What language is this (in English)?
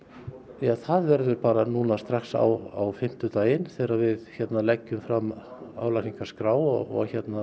Icelandic